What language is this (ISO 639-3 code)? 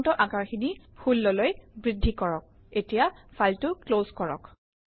asm